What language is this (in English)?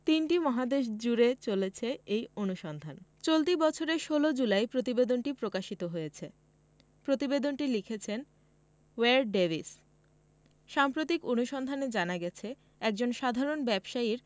Bangla